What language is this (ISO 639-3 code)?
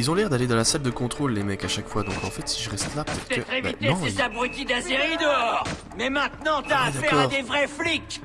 fra